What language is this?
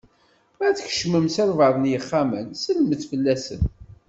Kabyle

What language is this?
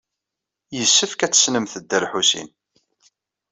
Kabyle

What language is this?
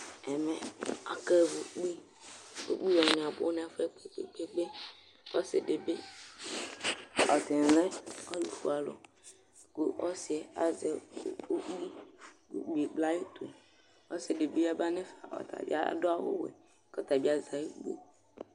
Ikposo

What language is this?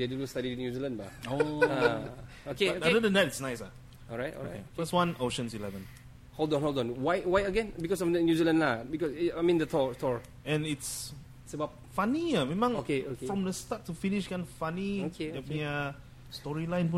Malay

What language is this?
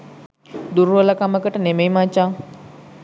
Sinhala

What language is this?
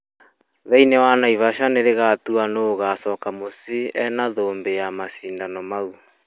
Kikuyu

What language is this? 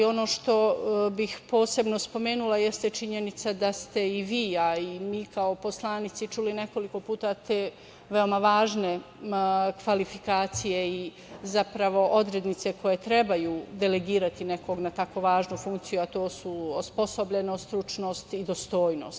Serbian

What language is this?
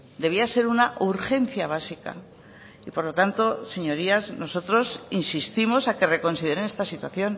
Spanish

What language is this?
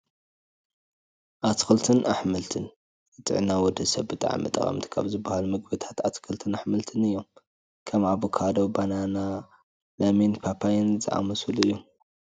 Tigrinya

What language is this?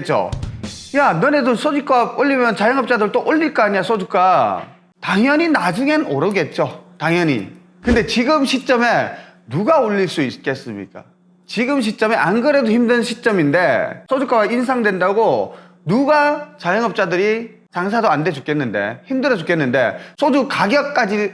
Korean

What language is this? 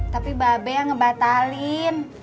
Indonesian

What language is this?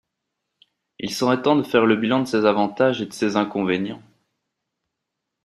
French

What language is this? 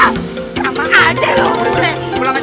Indonesian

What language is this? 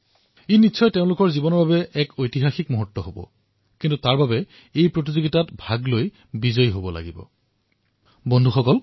Assamese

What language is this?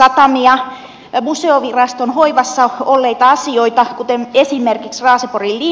Finnish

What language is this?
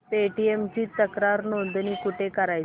Marathi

